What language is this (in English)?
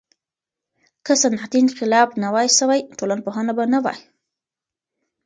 Pashto